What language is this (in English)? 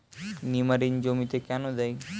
Bangla